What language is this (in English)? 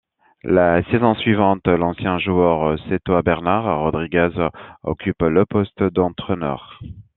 French